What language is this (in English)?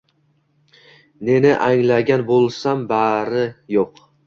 Uzbek